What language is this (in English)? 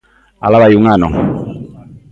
Galician